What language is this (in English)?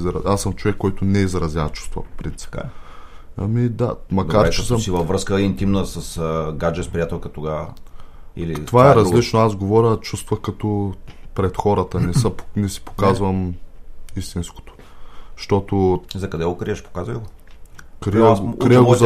Bulgarian